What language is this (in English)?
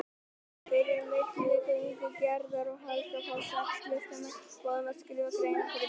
Icelandic